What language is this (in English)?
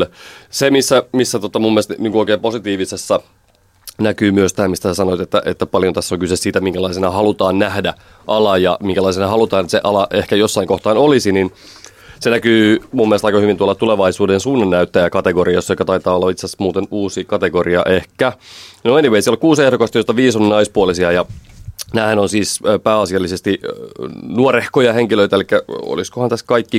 Finnish